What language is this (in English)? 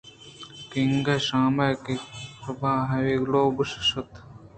Eastern Balochi